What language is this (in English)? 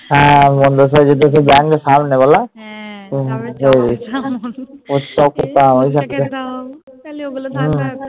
Bangla